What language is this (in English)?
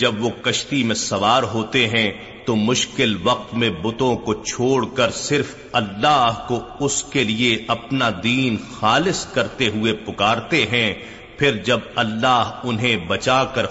Urdu